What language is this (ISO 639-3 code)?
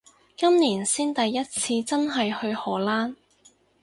yue